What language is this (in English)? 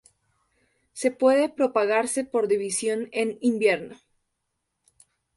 Spanish